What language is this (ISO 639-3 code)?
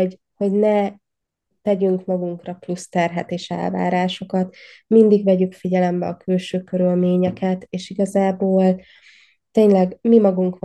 hun